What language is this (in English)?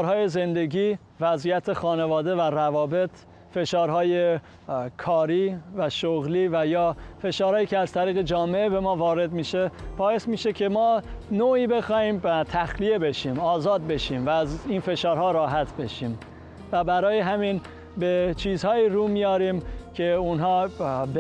Persian